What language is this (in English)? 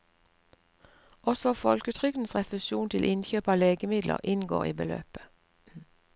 Norwegian